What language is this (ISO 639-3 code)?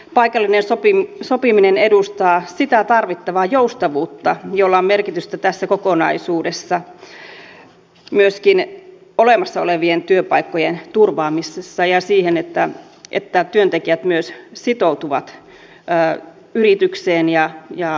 fin